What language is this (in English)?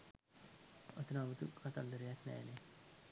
Sinhala